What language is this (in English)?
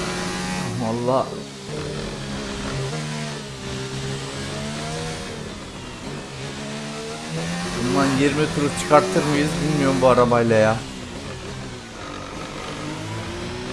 Turkish